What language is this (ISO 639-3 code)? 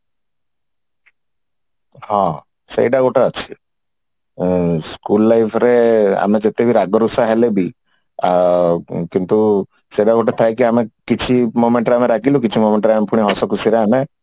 ori